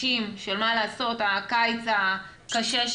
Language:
Hebrew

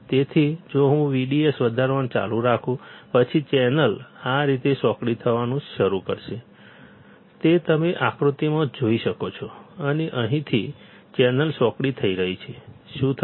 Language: Gujarati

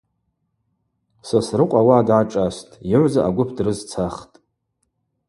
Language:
Abaza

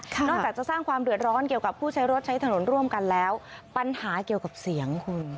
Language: Thai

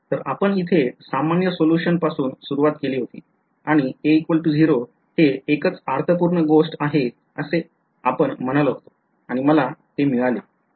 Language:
Marathi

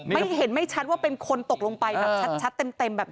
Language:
Thai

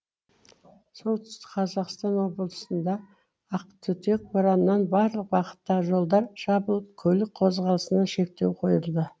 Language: Kazakh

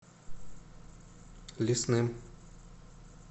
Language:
Russian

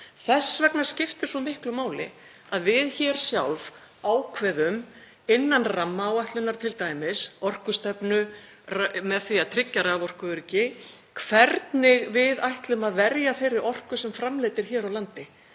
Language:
Icelandic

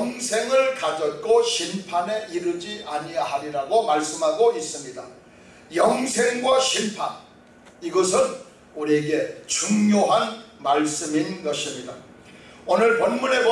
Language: Korean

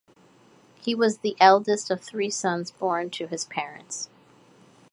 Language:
English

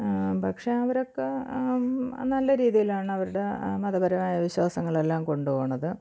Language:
Malayalam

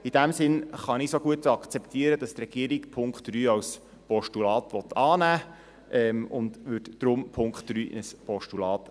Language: Swiss German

